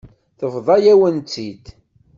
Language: Kabyle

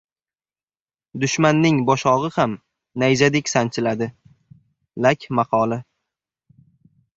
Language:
Uzbek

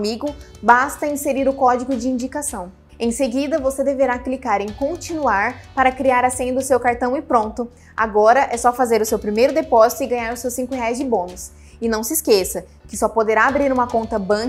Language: Portuguese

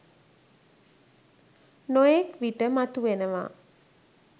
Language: Sinhala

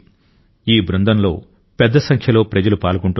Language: Telugu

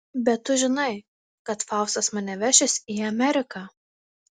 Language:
Lithuanian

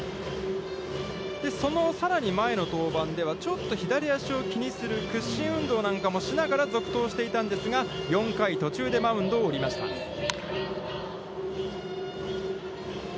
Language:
Japanese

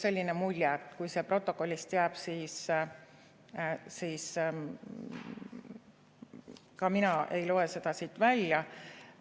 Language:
Estonian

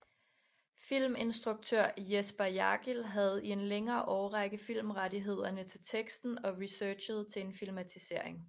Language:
Danish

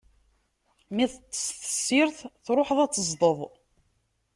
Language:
Kabyle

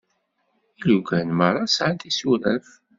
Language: Kabyle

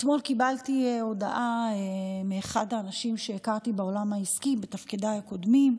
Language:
Hebrew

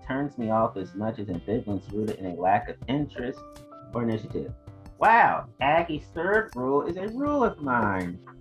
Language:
English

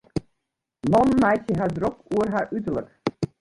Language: Western Frisian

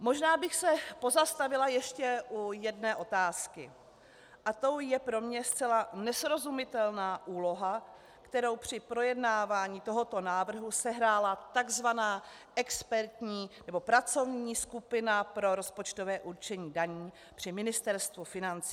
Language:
Czech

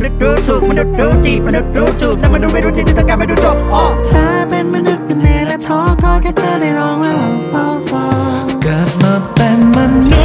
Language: Thai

